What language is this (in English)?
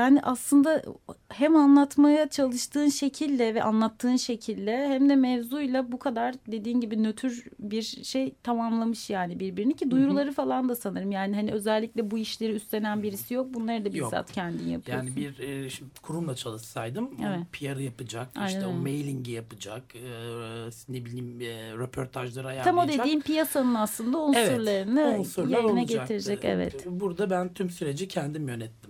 Turkish